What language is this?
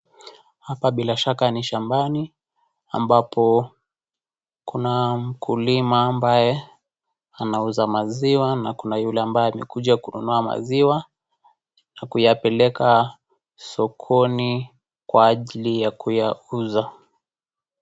Swahili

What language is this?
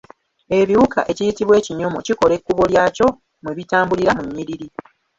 Ganda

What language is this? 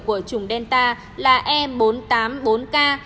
Vietnamese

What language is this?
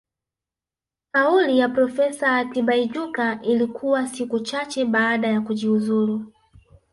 Swahili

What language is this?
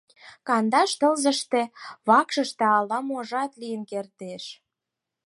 Mari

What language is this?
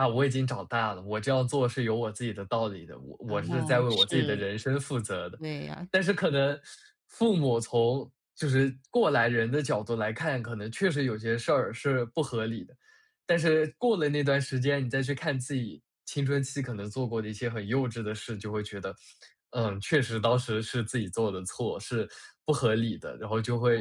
Chinese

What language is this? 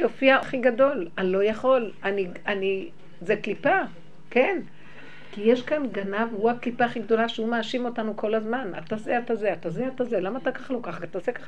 Hebrew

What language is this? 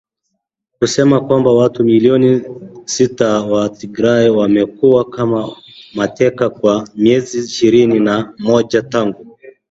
Swahili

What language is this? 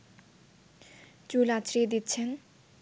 Bangla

